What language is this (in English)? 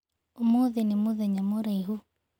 Kikuyu